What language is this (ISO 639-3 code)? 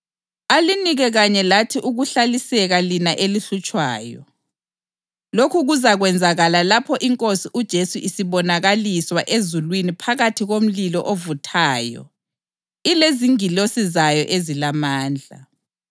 nde